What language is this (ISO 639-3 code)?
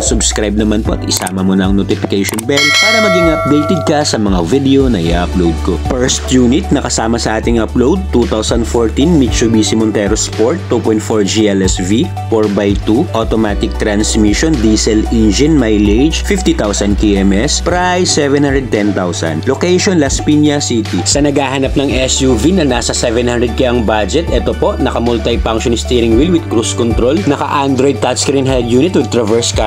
fil